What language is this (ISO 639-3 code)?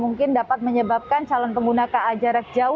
ind